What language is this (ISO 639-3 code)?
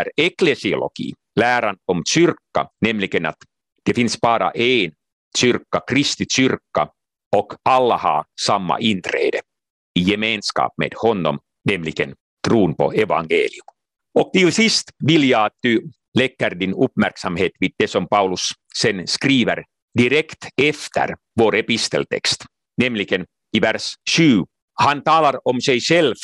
swe